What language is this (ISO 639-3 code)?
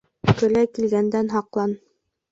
bak